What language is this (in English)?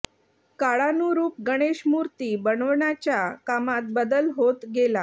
Marathi